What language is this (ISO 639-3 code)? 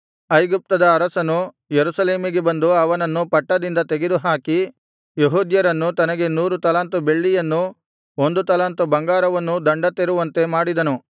kan